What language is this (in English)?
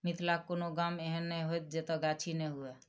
Maithili